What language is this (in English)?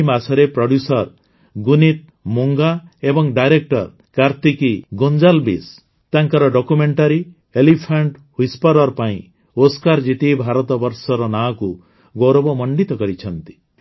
Odia